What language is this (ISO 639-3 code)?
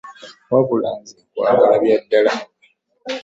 lug